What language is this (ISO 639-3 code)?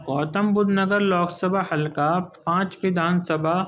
urd